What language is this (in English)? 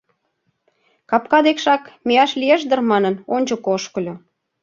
Mari